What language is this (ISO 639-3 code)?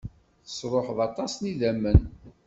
kab